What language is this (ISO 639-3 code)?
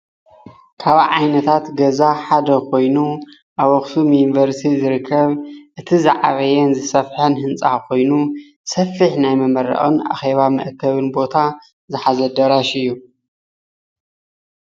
tir